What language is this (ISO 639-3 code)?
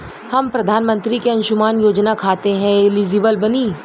bho